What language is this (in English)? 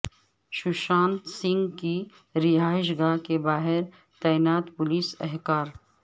Urdu